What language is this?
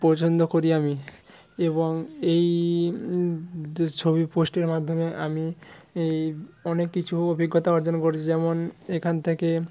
Bangla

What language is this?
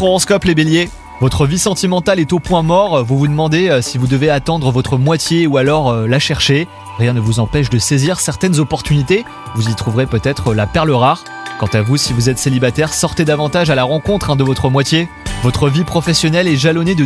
French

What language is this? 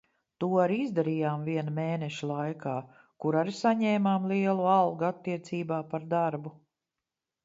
Latvian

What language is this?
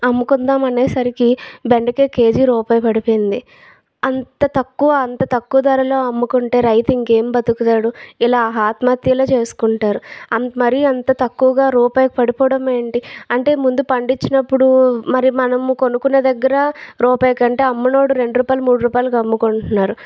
Telugu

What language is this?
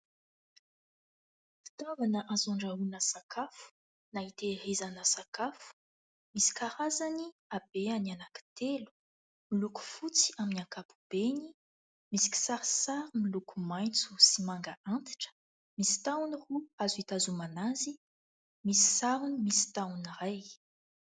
Malagasy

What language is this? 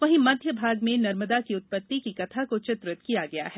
Hindi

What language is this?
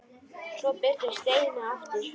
Icelandic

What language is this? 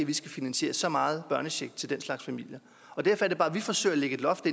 Danish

